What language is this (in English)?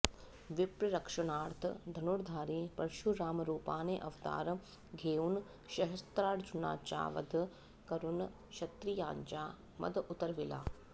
Sanskrit